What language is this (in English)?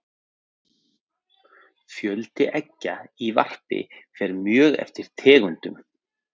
Icelandic